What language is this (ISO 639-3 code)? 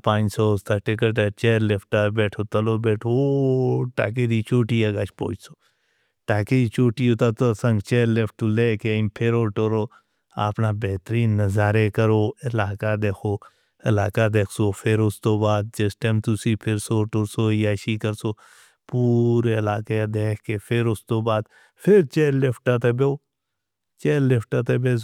hno